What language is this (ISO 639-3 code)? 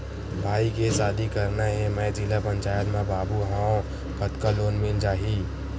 hne